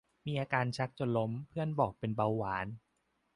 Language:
Thai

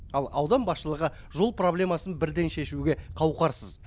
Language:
Kazakh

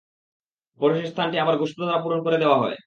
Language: Bangla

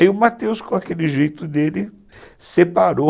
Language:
Portuguese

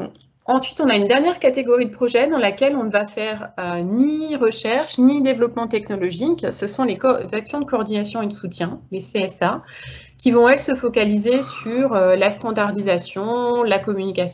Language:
French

